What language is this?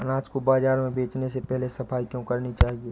Hindi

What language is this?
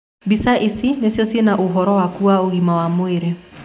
Kikuyu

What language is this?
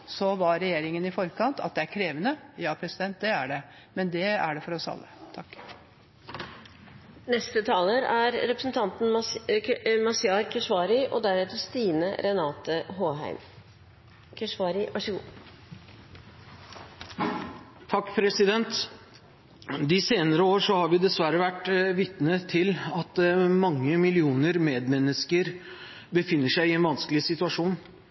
Norwegian Bokmål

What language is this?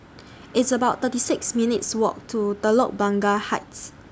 English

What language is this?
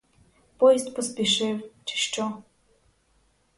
Ukrainian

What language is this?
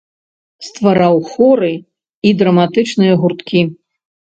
Belarusian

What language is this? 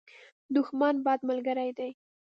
Pashto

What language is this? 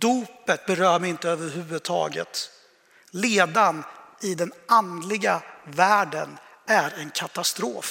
Swedish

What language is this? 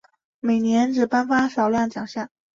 Chinese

